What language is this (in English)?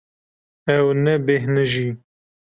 Kurdish